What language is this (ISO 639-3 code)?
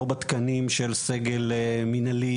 heb